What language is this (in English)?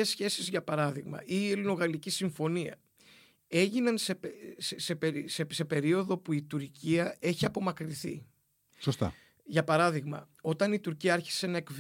Greek